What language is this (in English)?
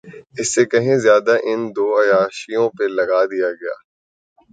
Urdu